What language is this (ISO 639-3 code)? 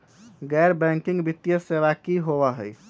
mag